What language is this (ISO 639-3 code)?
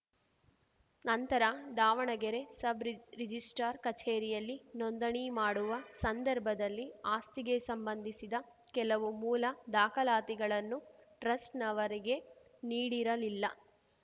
kan